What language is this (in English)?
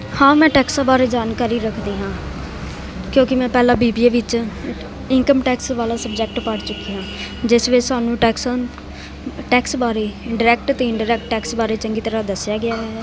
Punjabi